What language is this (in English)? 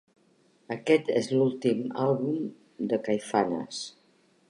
Catalan